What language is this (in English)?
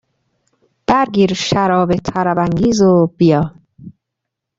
Persian